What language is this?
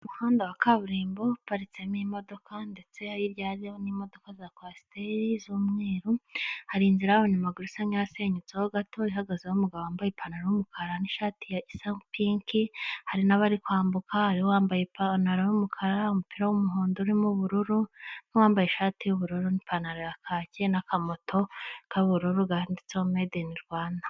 Kinyarwanda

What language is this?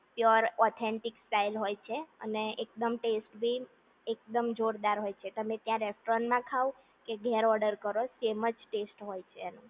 Gujarati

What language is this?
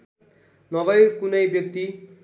Nepali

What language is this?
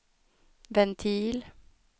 Swedish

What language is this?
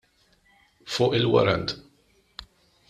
Maltese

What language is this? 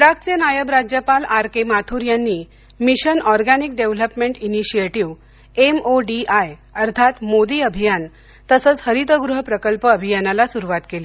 Marathi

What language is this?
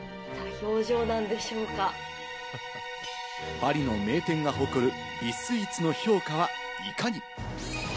Japanese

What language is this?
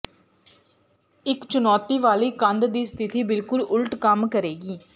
Punjabi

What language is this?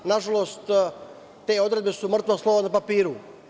Serbian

